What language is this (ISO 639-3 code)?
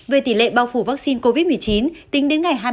vie